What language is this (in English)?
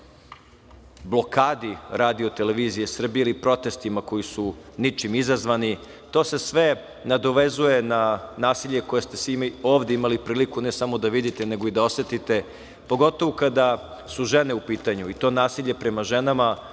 Serbian